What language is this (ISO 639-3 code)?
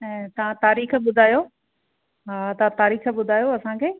snd